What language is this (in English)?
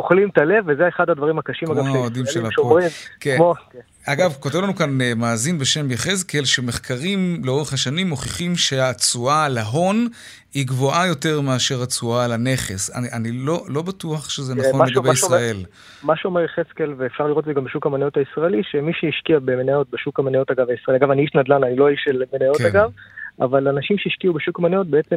Hebrew